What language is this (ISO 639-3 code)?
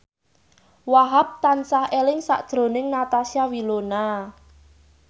jav